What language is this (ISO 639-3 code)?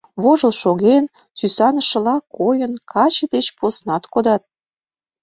chm